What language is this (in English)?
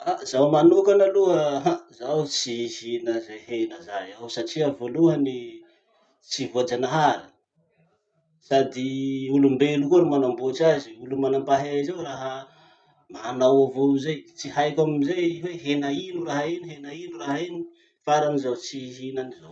Masikoro Malagasy